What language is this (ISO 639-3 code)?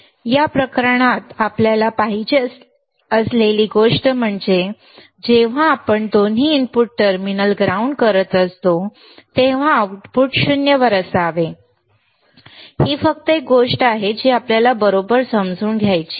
mar